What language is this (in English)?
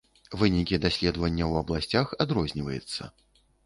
Belarusian